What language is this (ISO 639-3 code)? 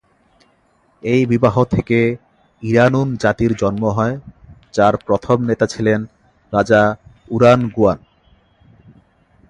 ben